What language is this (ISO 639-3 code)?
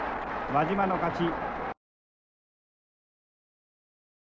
jpn